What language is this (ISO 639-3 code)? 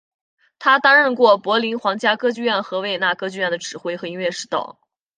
zho